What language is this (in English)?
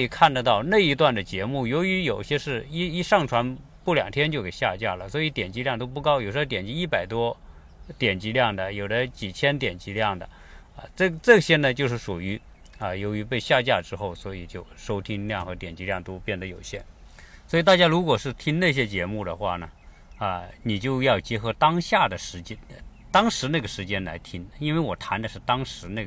Chinese